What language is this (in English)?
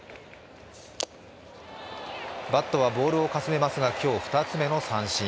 Japanese